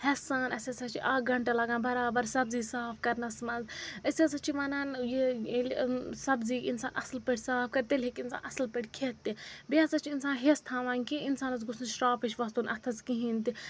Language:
Kashmiri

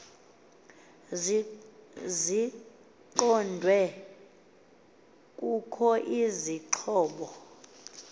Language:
Xhosa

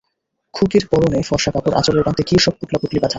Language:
Bangla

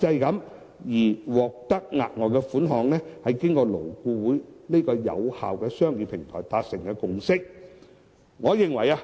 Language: Cantonese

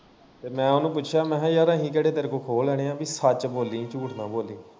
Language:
Punjabi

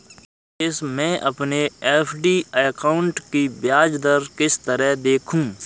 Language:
Hindi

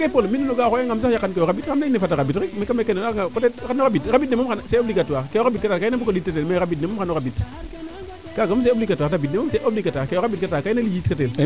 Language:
Serer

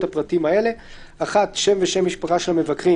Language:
Hebrew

